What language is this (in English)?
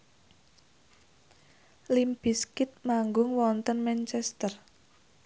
Javanese